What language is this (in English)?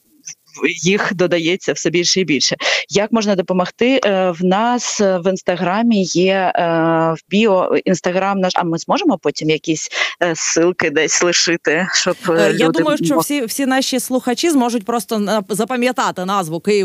Ukrainian